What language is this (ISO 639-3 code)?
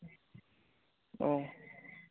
brx